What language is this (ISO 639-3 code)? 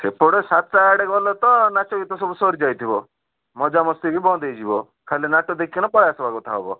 ori